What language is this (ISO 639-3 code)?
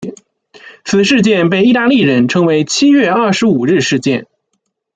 zho